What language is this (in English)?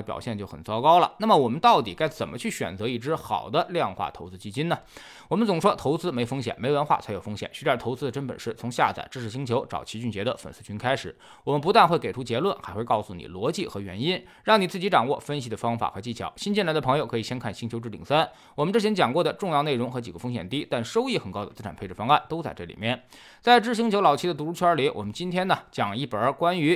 Chinese